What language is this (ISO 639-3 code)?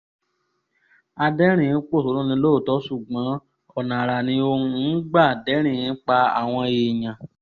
yor